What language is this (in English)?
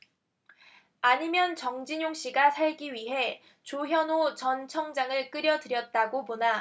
Korean